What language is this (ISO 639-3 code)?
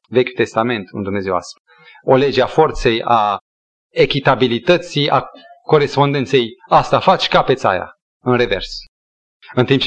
ron